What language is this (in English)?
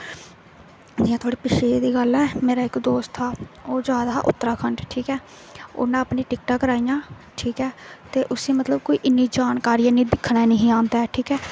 Dogri